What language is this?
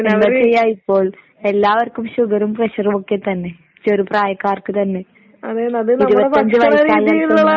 Malayalam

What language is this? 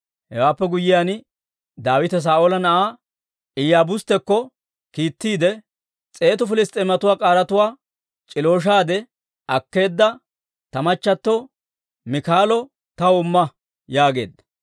Dawro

